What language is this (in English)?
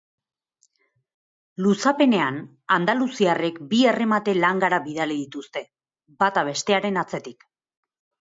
Basque